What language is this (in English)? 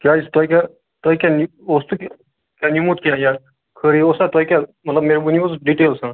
Kashmiri